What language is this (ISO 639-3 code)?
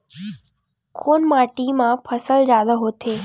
hne